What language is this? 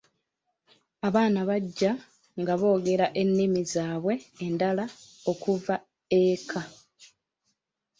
Ganda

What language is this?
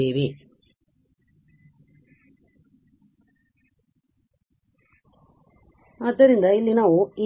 Kannada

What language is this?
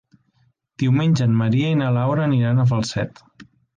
Catalan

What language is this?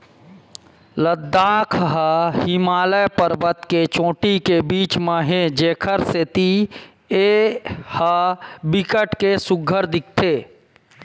Chhattisgarhi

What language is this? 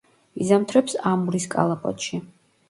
Georgian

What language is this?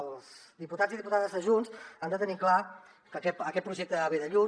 Catalan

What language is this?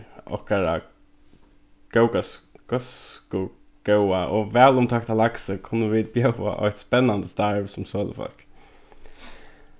Faroese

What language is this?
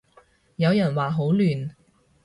Cantonese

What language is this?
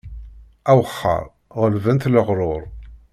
Kabyle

